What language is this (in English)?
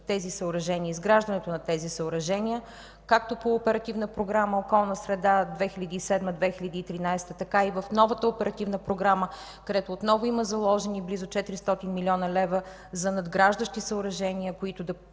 Bulgarian